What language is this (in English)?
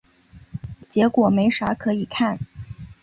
Chinese